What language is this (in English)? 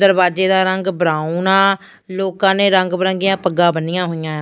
Punjabi